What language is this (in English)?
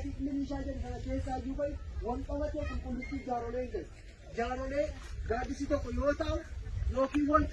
Turkish